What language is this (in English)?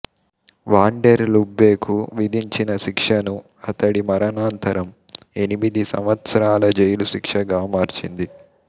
Telugu